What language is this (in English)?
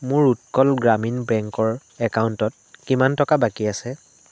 Assamese